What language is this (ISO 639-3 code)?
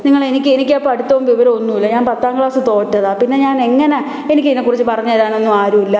mal